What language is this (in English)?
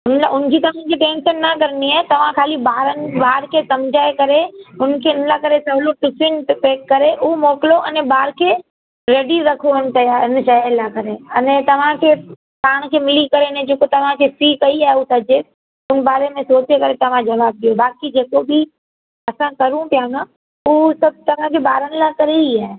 Sindhi